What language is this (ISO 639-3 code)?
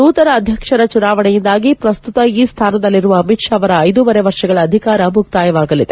kan